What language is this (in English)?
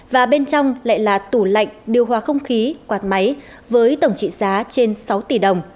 Vietnamese